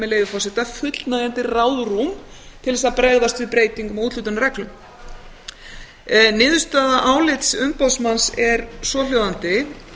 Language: Icelandic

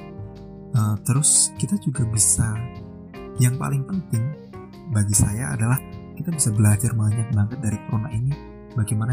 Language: Indonesian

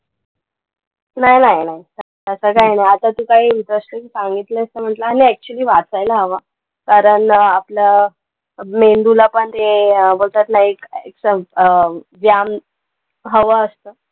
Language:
Marathi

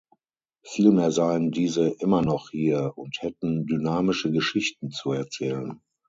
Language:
German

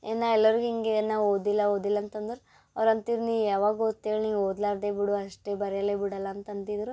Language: Kannada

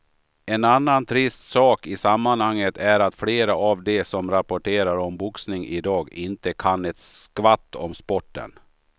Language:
Swedish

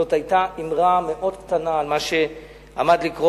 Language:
Hebrew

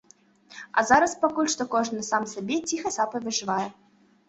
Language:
Belarusian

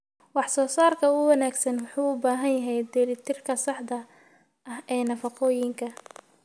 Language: Somali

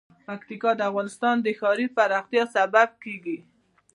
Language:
Pashto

